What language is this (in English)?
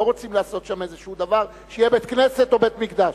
Hebrew